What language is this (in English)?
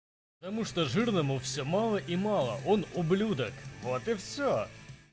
Russian